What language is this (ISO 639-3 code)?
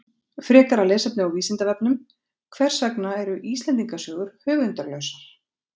isl